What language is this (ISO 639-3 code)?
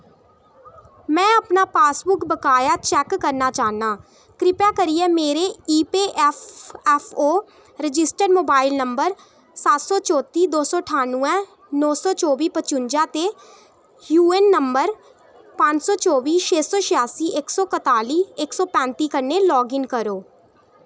doi